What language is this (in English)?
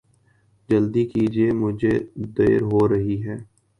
Urdu